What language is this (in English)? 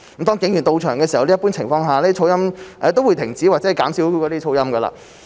Cantonese